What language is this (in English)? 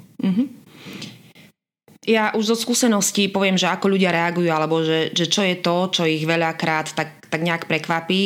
Slovak